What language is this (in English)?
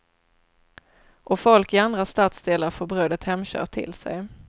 Swedish